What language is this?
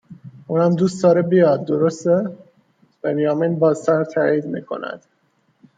Persian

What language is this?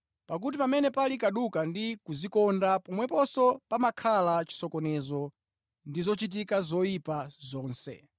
Nyanja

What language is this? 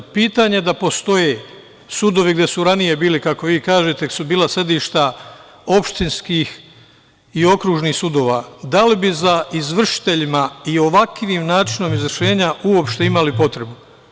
Serbian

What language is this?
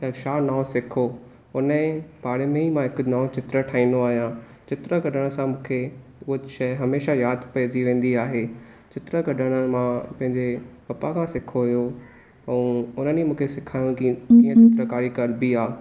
Sindhi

